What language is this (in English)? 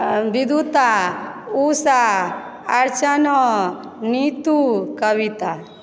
Maithili